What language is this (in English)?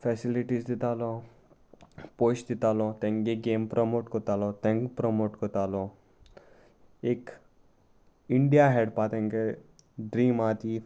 Konkani